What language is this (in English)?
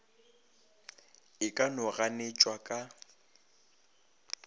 Northern Sotho